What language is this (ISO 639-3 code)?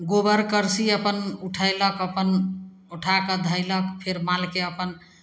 mai